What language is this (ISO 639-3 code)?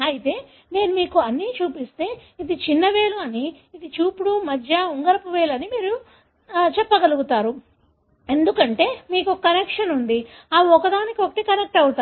tel